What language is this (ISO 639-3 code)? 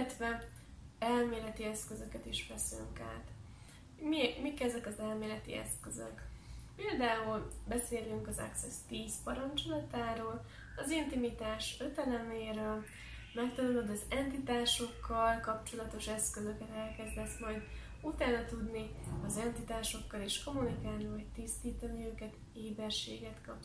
hun